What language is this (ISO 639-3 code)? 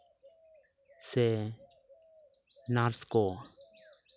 sat